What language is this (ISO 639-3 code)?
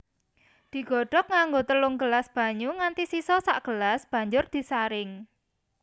jav